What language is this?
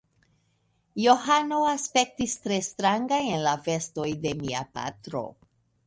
Esperanto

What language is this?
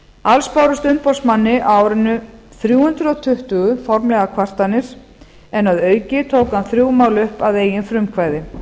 Icelandic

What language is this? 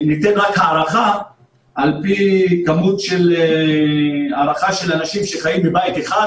Hebrew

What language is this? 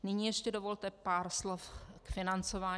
Czech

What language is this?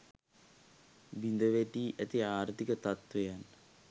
Sinhala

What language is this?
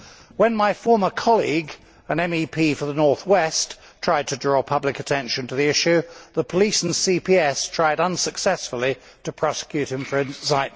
English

